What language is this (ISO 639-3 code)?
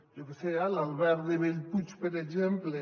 cat